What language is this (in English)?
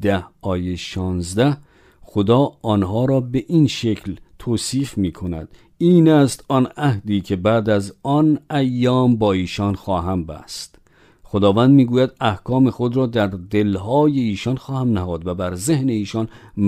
Persian